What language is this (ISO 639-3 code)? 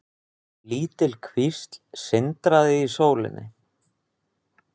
isl